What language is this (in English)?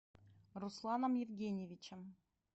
Russian